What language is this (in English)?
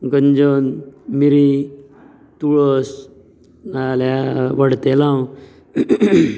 Konkani